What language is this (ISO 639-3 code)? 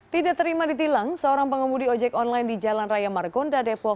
ind